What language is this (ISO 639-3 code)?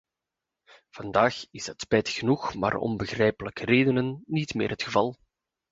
nld